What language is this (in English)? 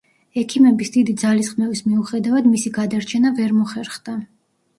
Georgian